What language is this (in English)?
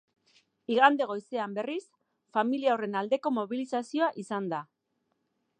Basque